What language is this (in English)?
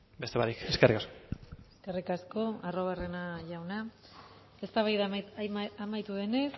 Basque